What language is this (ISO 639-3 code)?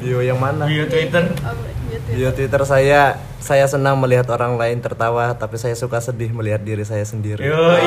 ind